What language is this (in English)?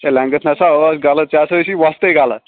Kashmiri